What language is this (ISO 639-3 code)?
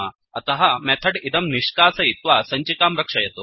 san